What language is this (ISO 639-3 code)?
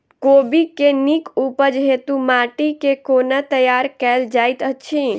mai